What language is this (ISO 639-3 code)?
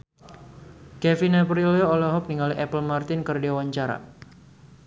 sun